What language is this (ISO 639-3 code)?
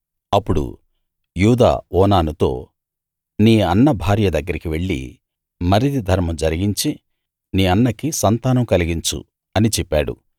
tel